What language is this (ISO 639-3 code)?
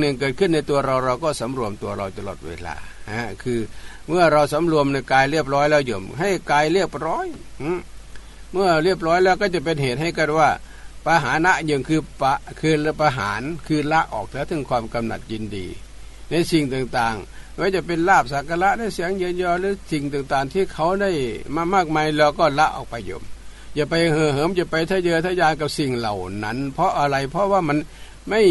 tha